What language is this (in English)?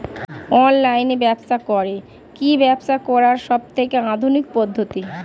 Bangla